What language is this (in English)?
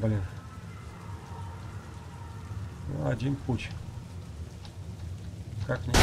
Russian